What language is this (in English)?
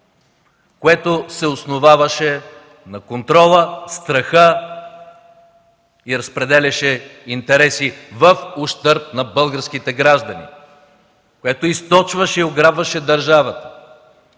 Bulgarian